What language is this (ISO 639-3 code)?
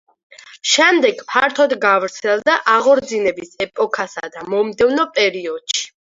kat